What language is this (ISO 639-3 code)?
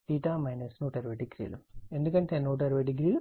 tel